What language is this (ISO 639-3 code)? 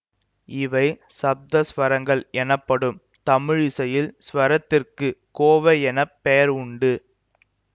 tam